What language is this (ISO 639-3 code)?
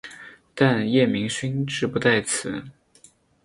zho